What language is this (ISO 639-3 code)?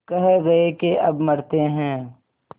hin